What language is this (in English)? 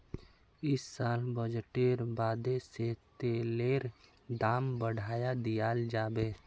Magahi